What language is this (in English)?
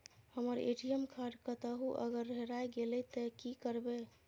Maithili